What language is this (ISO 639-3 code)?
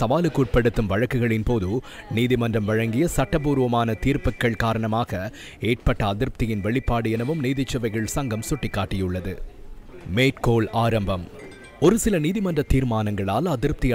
tam